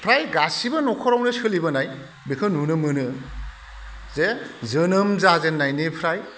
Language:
Bodo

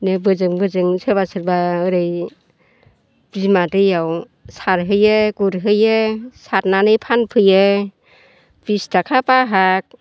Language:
Bodo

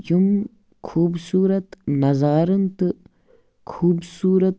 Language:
Kashmiri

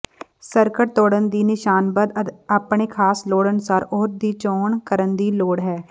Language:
Punjabi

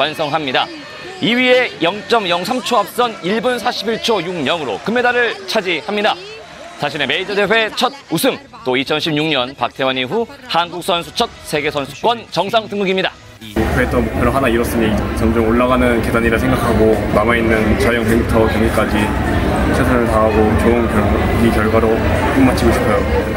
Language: Korean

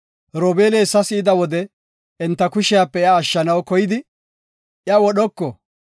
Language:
Gofa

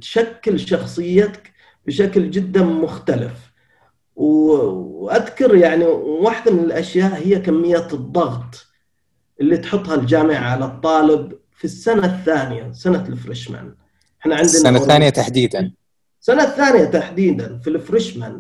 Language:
Arabic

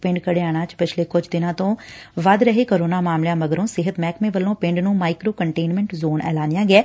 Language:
Punjabi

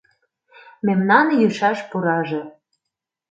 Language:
Mari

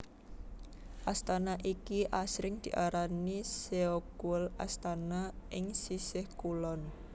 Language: Javanese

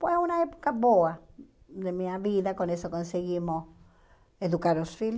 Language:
Portuguese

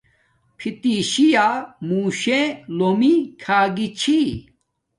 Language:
Domaaki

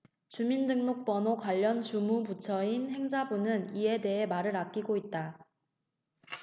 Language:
Korean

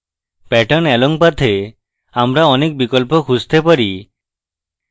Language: Bangla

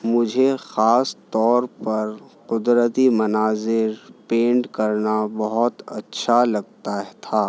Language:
Urdu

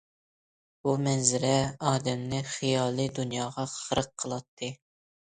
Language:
Uyghur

